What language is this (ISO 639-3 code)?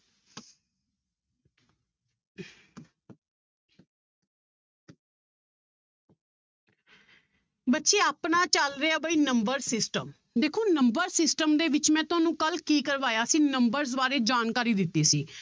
pan